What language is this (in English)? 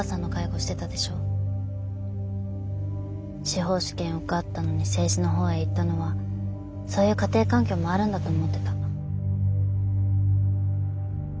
Japanese